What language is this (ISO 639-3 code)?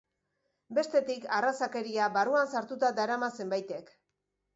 eus